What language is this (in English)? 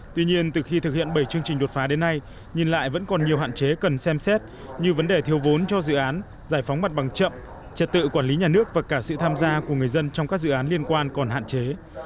Vietnamese